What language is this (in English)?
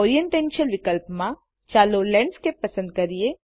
Gujarati